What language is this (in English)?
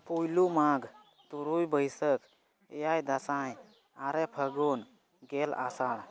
Santali